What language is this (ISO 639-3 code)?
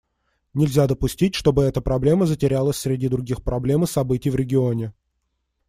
rus